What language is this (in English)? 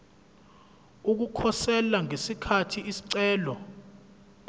Zulu